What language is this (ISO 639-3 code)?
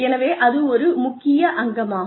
tam